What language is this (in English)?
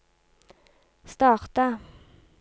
Norwegian